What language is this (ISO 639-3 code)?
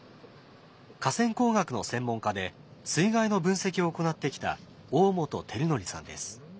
jpn